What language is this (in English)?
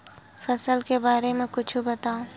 Chhattisgarhi